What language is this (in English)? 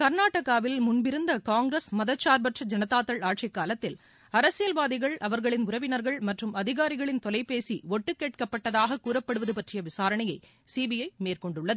Tamil